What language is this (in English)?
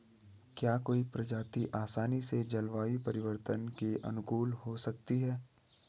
Hindi